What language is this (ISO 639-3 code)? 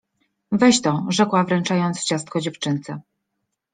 pol